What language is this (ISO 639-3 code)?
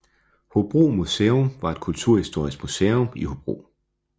dan